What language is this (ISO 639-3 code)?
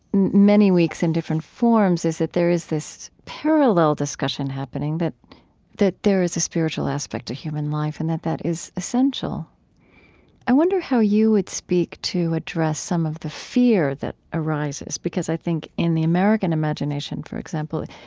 eng